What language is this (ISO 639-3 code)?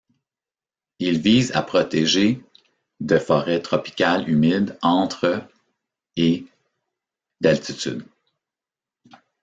fra